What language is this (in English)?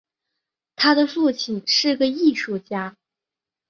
Chinese